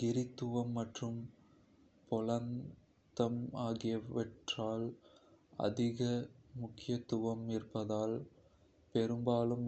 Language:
Kota (India)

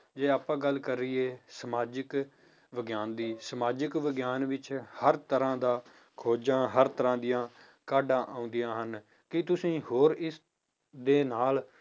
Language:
Punjabi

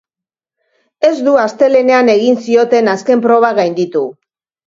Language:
Basque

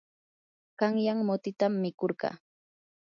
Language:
Yanahuanca Pasco Quechua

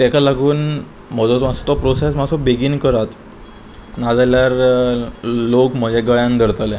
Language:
Konkani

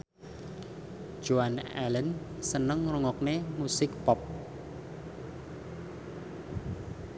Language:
Javanese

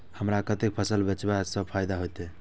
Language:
Maithili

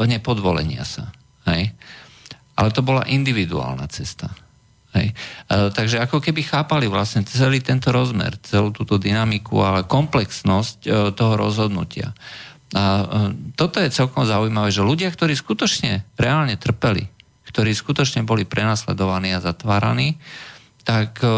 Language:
Slovak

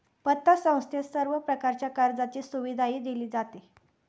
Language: Marathi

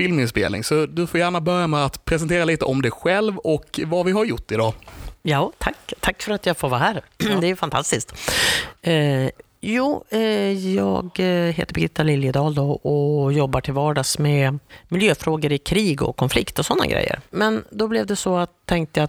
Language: Swedish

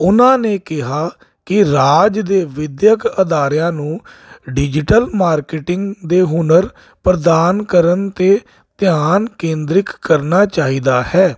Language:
Punjabi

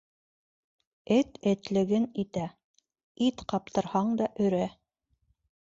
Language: Bashkir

